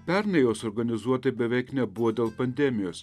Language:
Lithuanian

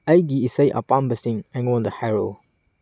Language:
Manipuri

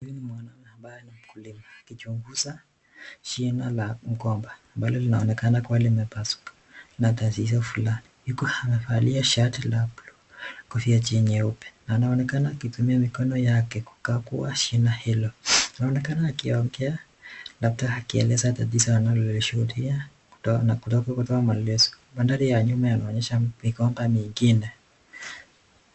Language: Swahili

